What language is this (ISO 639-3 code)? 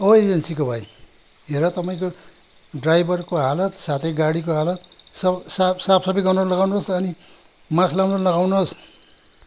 nep